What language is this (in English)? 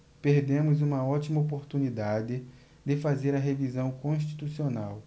Portuguese